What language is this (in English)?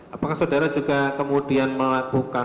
Indonesian